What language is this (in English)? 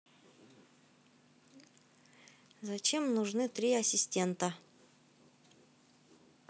Russian